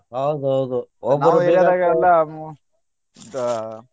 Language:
Kannada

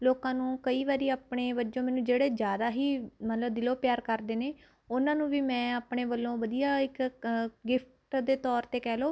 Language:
Punjabi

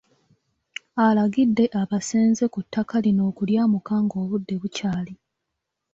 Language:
Ganda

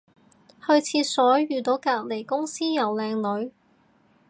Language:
Cantonese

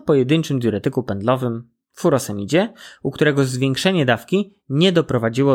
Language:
Polish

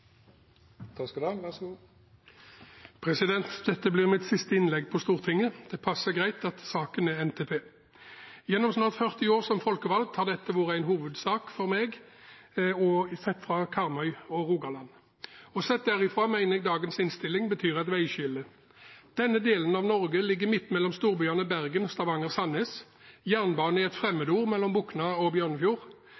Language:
Norwegian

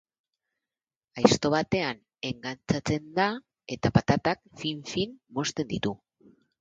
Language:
Basque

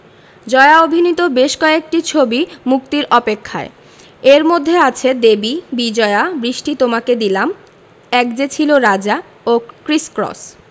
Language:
Bangla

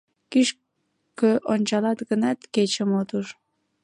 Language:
Mari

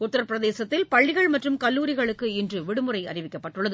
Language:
Tamil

